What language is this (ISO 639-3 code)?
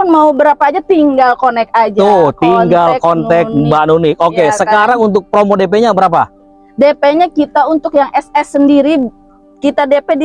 ind